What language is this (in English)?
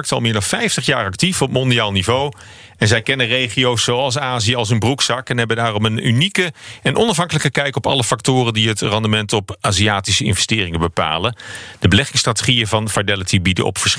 Dutch